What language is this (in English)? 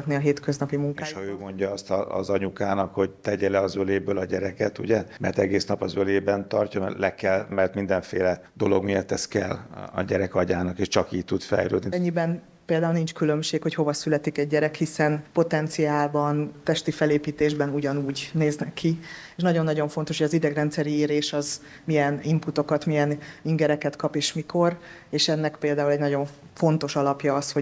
Hungarian